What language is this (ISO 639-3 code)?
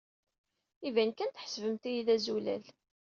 kab